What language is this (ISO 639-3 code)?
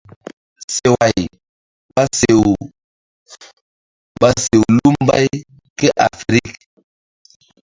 mdd